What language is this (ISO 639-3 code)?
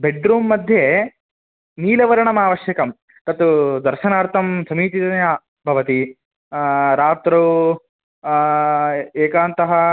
san